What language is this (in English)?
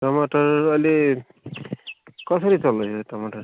Nepali